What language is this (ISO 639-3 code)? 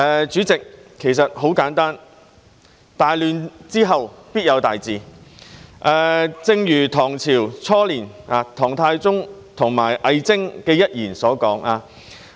yue